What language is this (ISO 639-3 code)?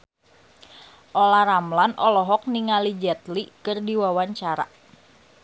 sun